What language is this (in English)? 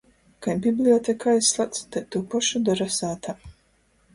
Latgalian